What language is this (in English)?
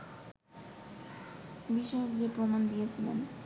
Bangla